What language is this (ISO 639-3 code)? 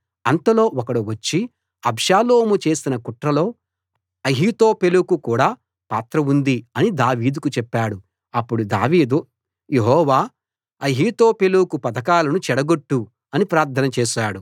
tel